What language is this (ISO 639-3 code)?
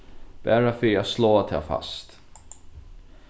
fao